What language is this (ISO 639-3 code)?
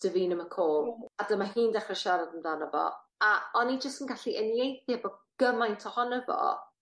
cym